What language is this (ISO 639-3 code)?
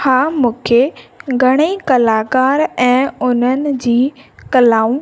snd